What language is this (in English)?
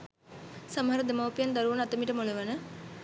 Sinhala